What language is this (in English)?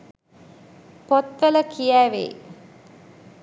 Sinhala